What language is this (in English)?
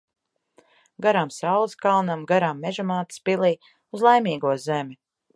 Latvian